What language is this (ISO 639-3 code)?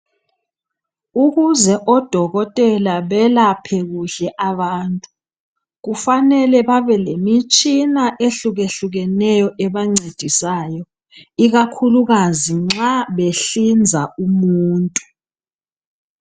nde